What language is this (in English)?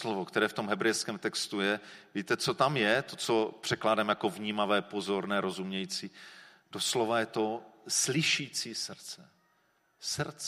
Czech